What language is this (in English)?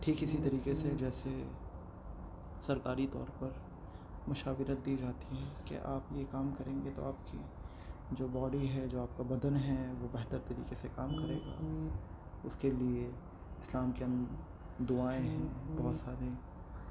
Urdu